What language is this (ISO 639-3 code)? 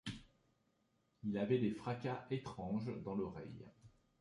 fra